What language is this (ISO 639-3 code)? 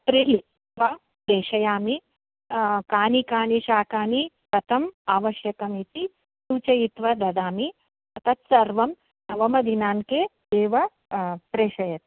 san